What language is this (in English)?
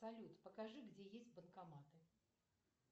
Russian